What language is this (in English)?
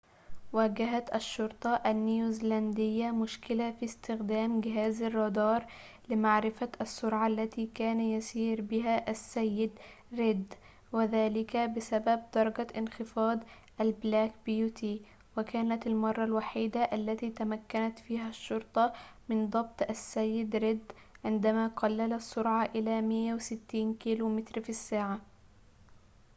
Arabic